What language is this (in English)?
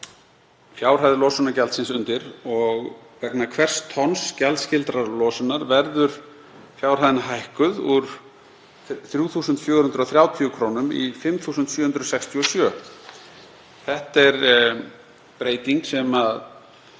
Icelandic